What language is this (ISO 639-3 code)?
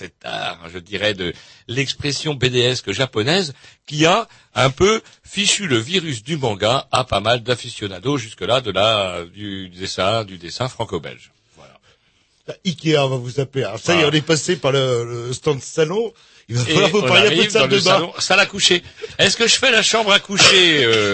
fra